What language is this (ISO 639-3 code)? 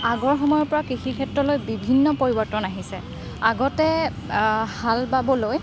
asm